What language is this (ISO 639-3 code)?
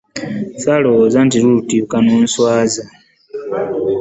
lug